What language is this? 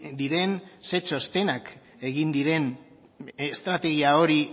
Basque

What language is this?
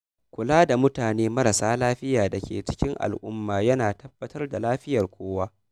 Hausa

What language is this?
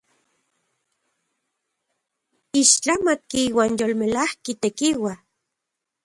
Central Puebla Nahuatl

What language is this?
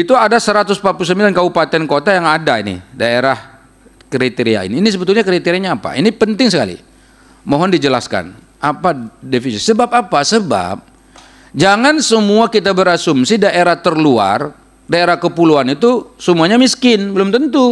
Indonesian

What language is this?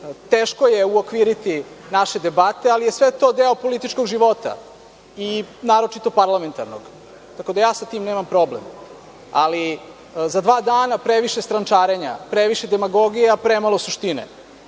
Serbian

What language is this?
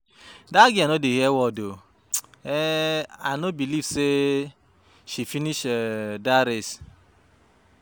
Nigerian Pidgin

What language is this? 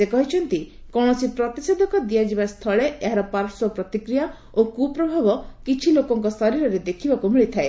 Odia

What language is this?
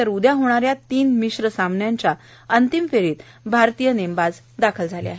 Marathi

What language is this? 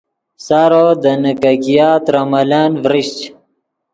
Yidgha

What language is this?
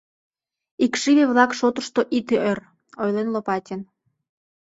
Mari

